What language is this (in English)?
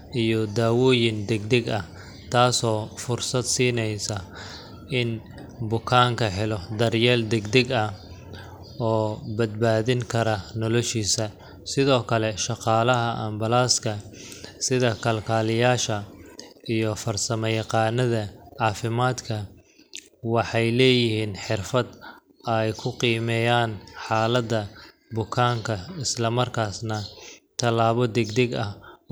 Somali